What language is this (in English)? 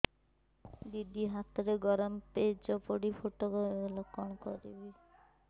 Odia